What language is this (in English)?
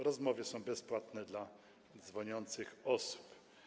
Polish